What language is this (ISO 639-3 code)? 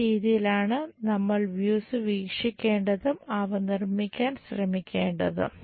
mal